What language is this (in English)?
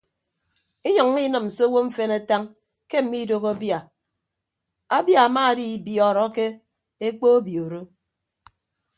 Ibibio